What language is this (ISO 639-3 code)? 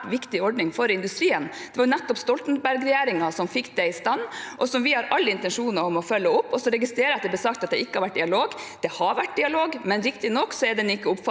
nor